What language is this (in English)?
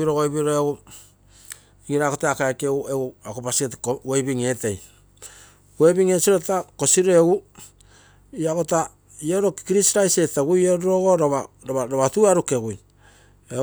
Terei